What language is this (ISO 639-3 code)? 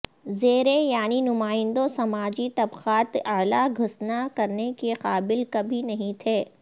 urd